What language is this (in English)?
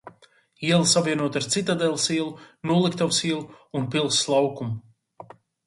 Latvian